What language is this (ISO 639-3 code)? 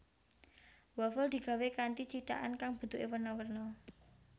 jav